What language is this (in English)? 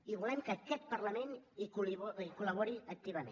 Catalan